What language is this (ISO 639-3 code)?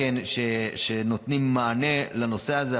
heb